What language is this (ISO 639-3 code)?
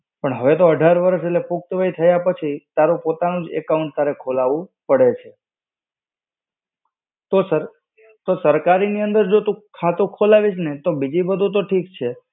guj